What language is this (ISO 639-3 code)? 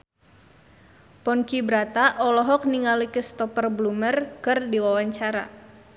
sun